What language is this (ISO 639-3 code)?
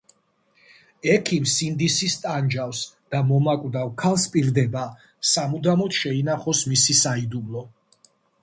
kat